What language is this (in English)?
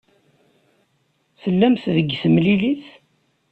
Kabyle